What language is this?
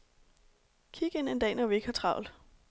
Danish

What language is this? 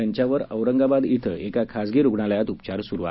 Marathi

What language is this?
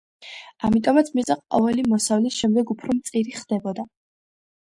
Georgian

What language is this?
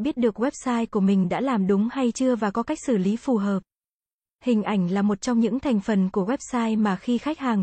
Vietnamese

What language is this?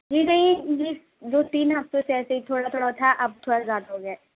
Urdu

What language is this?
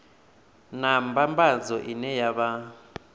Venda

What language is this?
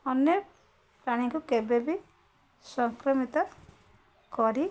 Odia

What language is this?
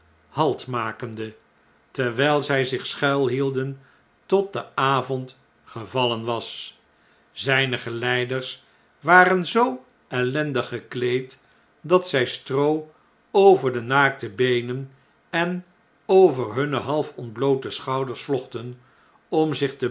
Dutch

